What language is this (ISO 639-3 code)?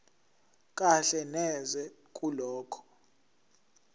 zul